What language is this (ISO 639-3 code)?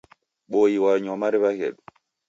dav